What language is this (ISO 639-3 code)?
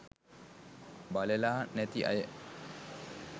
sin